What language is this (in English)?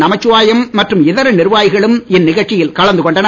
Tamil